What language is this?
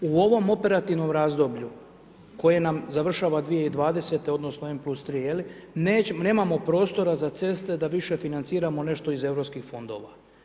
Croatian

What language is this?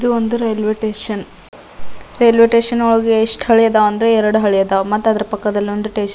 Kannada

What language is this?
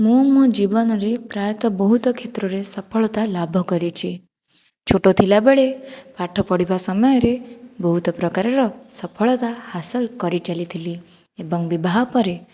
Odia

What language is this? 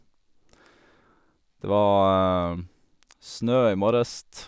Norwegian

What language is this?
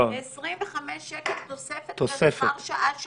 Hebrew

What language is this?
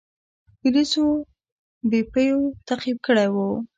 Pashto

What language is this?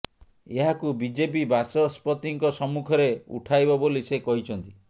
Odia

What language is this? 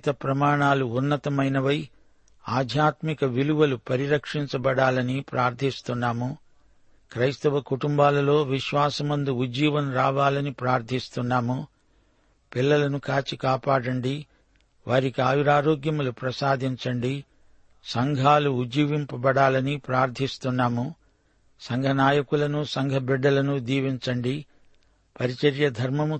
Telugu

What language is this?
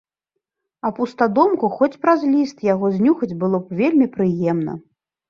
Belarusian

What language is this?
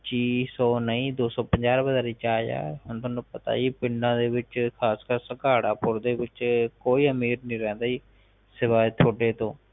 Punjabi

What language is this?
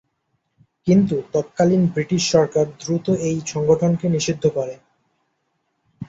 Bangla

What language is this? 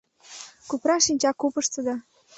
Mari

